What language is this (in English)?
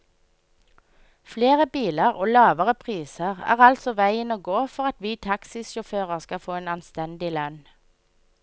Norwegian